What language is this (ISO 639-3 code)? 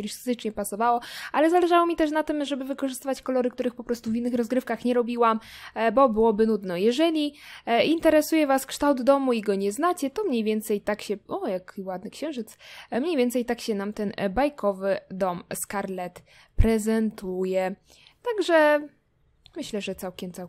pol